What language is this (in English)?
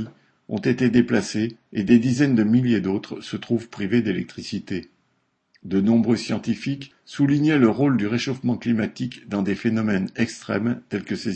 French